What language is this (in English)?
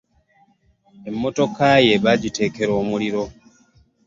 Ganda